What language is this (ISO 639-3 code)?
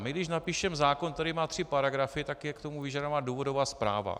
ces